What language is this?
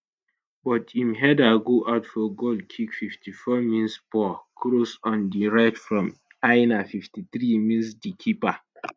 Nigerian Pidgin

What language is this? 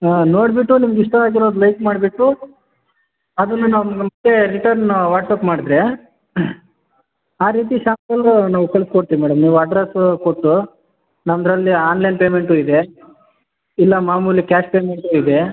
Kannada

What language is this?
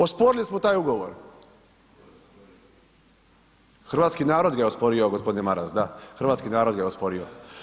Croatian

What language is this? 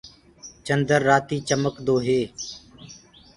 Gurgula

